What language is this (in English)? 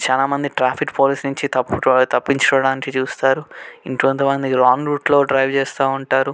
Telugu